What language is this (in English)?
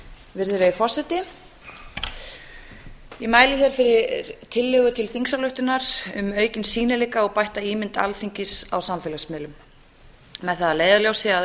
Icelandic